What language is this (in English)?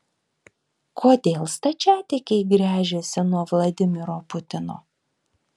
Lithuanian